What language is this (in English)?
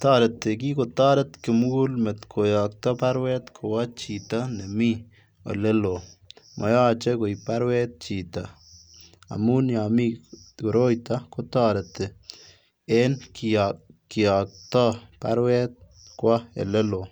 Kalenjin